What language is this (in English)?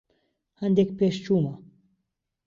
Central Kurdish